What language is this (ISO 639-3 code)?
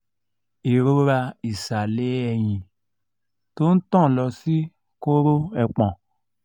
yor